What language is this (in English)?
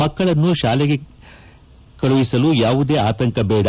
Kannada